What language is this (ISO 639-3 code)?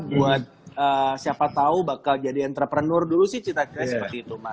ind